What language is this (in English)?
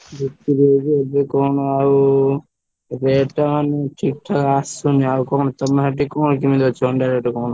Odia